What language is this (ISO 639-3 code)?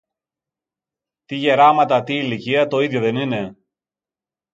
ell